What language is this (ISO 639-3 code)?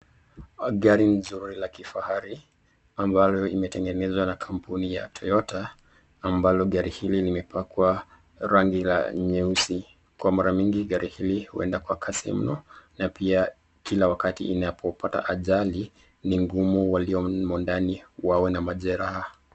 swa